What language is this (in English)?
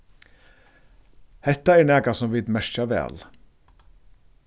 Faroese